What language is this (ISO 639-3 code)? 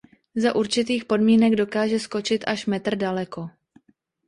ces